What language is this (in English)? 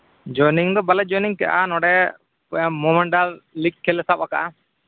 Santali